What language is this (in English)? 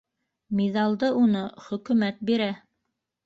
Bashkir